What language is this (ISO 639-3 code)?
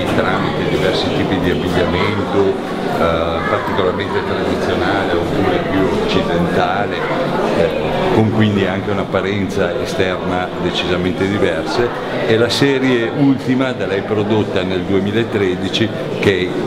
ita